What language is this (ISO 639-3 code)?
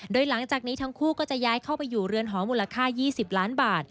tha